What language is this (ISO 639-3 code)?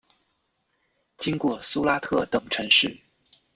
zho